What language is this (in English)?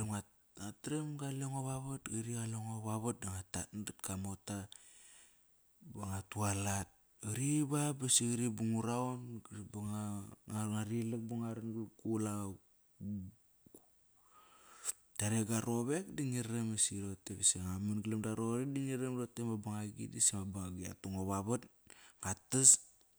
Kairak